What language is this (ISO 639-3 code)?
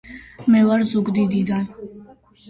kat